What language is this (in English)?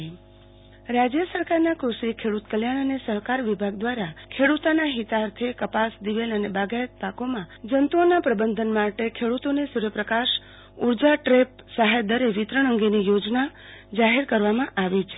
Gujarati